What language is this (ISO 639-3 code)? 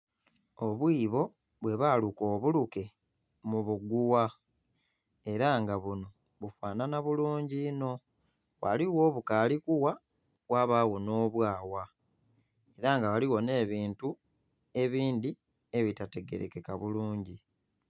xog